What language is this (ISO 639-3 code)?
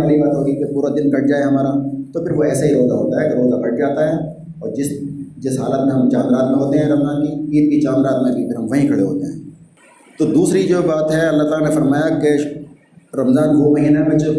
urd